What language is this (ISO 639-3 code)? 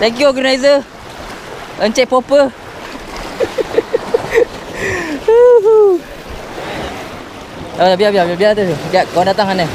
msa